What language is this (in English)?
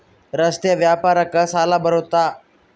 Kannada